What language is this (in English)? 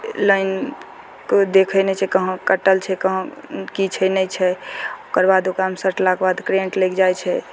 Maithili